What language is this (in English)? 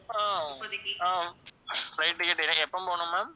Tamil